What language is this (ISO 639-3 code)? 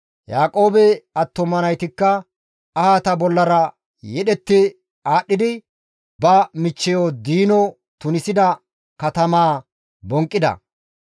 gmv